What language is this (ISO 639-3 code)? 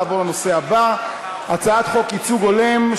heb